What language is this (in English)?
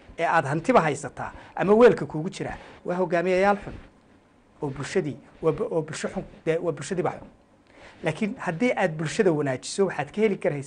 Arabic